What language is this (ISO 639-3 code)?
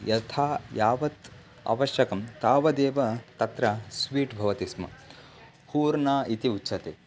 san